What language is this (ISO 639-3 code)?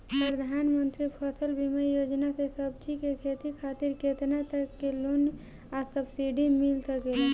bho